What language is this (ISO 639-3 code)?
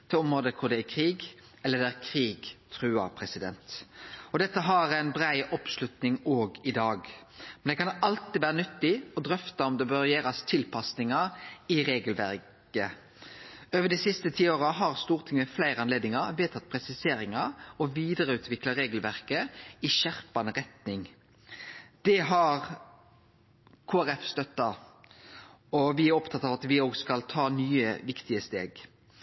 nno